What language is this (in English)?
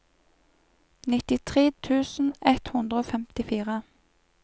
Norwegian